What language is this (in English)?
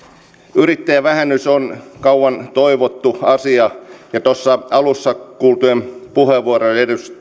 Finnish